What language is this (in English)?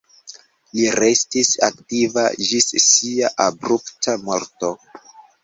Esperanto